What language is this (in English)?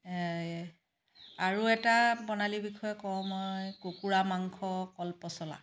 Assamese